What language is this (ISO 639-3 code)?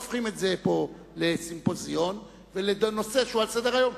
heb